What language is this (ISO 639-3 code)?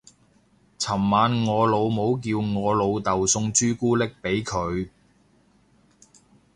yue